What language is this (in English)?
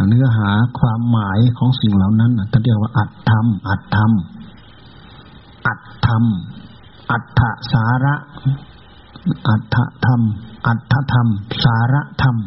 Thai